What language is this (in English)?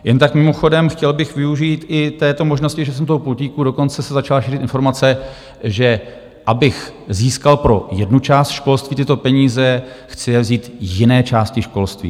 Czech